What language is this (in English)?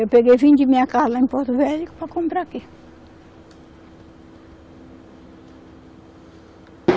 Portuguese